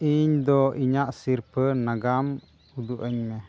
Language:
Santali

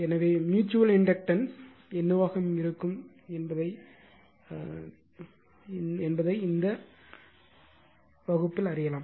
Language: Tamil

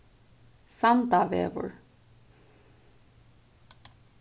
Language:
Faroese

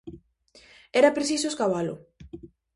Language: Galician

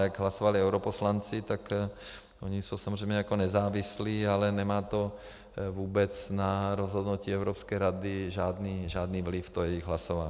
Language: Czech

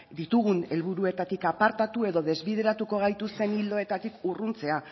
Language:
Basque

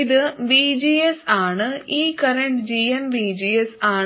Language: Malayalam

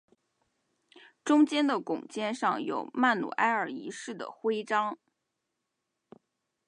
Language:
Chinese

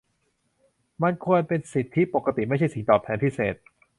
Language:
Thai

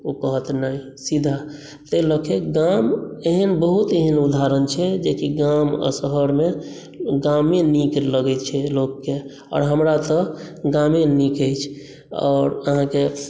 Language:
Maithili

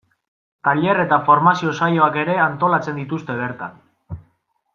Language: Basque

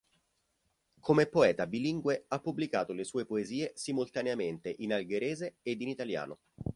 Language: Italian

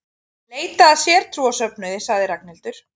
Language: Icelandic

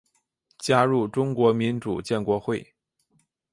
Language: Chinese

